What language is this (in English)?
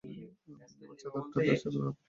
Bangla